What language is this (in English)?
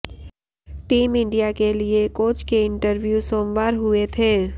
Hindi